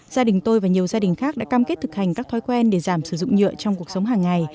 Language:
Vietnamese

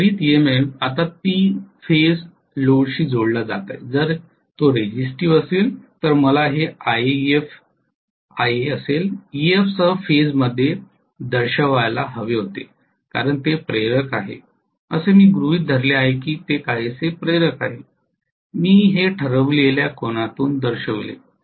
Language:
Marathi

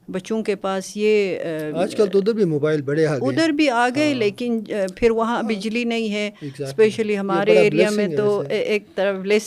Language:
Urdu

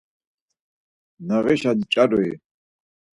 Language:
Laz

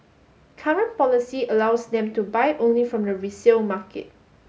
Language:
English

